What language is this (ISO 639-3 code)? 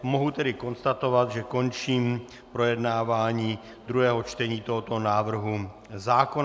ces